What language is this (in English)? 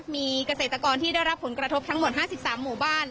Thai